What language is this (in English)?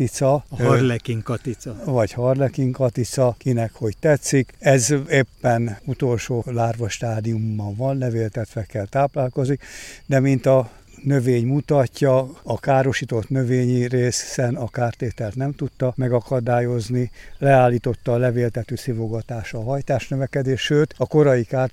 Hungarian